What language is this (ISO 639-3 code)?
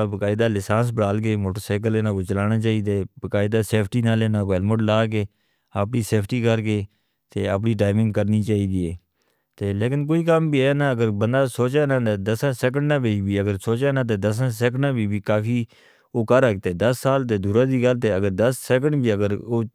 hno